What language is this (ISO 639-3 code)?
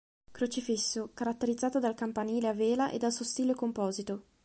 ita